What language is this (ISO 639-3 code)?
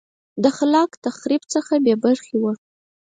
pus